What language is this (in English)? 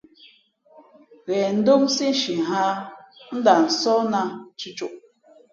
Fe'fe'